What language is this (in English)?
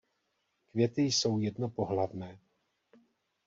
Czech